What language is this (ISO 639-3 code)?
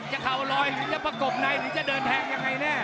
tha